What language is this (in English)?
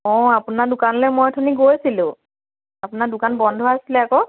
Assamese